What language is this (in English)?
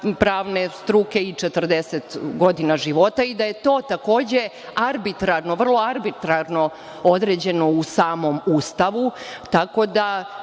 Serbian